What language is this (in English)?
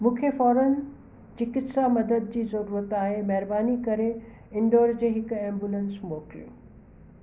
Sindhi